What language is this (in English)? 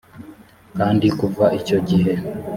Kinyarwanda